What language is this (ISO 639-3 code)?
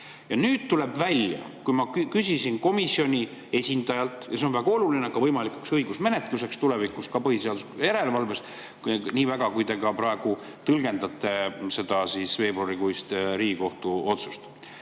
est